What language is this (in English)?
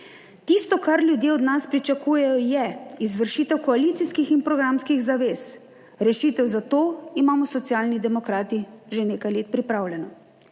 Slovenian